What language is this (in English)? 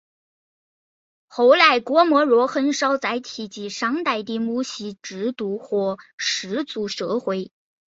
Chinese